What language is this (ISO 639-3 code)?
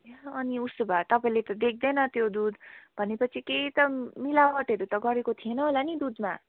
nep